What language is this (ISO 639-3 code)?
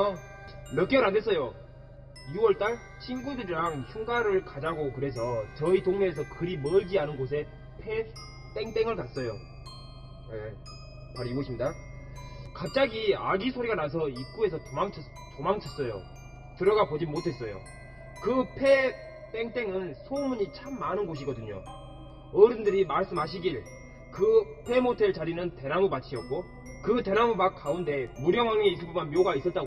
kor